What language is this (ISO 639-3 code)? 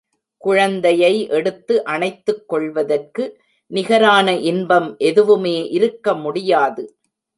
tam